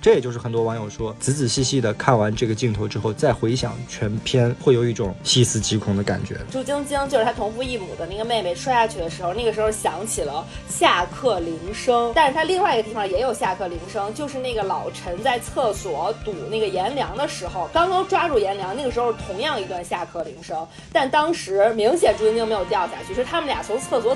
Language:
Chinese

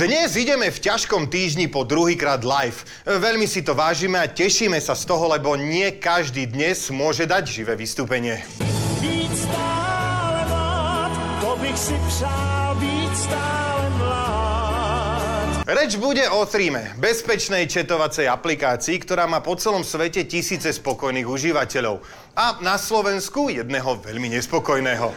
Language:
Slovak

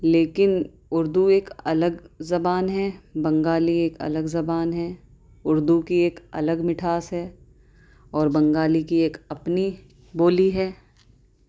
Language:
Urdu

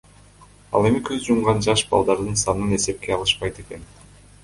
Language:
Kyrgyz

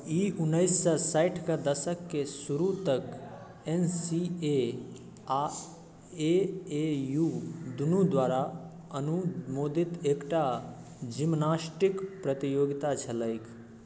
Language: Maithili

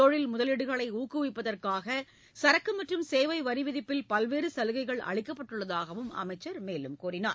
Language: Tamil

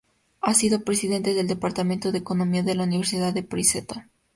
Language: Spanish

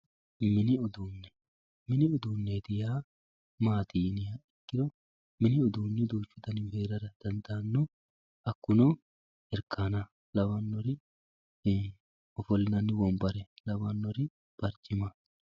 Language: Sidamo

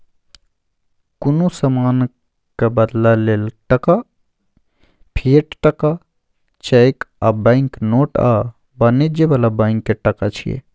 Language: Maithili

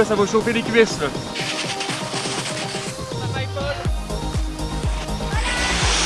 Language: French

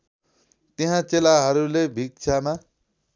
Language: Nepali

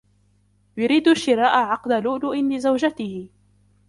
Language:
Arabic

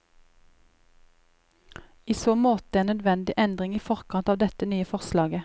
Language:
Norwegian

